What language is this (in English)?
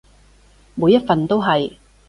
Cantonese